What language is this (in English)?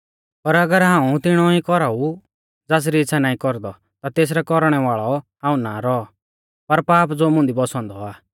Mahasu Pahari